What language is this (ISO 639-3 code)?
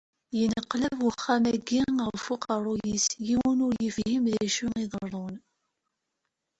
kab